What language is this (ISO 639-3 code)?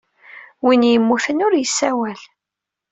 kab